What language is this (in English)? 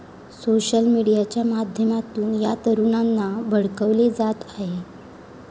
Marathi